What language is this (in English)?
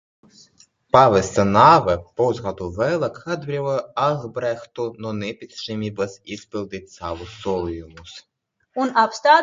Latvian